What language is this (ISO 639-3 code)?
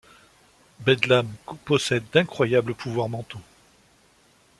fra